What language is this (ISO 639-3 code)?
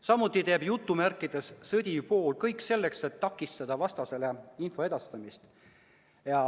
est